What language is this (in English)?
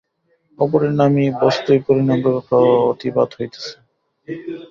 Bangla